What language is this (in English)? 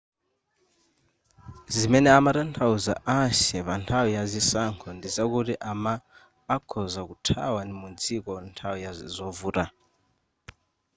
Nyanja